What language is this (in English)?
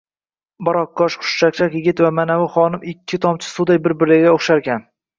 Uzbek